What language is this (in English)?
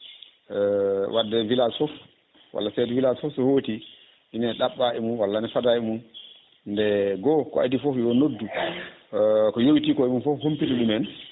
Fula